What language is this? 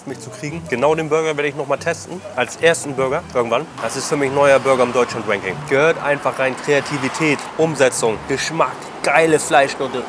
German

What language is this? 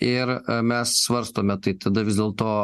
Lithuanian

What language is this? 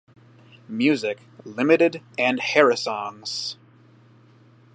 English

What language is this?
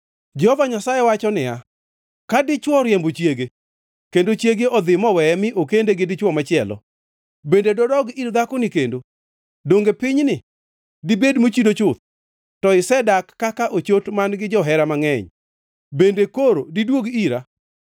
Luo (Kenya and Tanzania)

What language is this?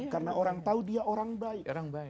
Indonesian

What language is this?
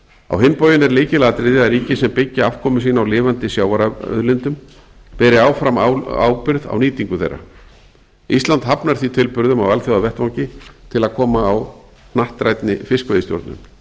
Icelandic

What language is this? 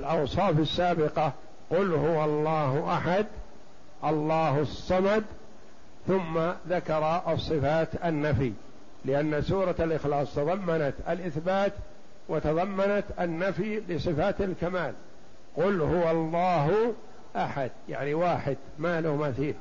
Arabic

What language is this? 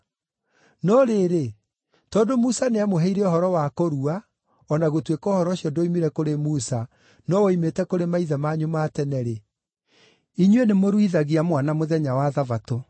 Kikuyu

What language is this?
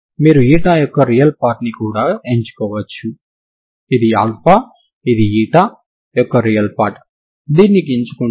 Telugu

